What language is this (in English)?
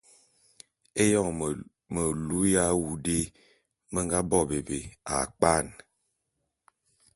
Bulu